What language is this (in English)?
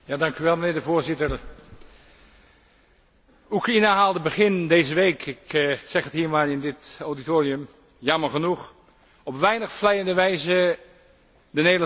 Dutch